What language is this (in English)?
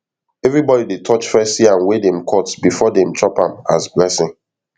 Nigerian Pidgin